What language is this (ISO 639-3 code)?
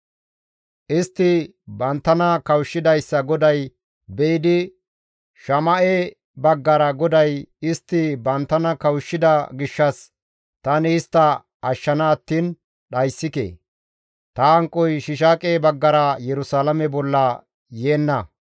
gmv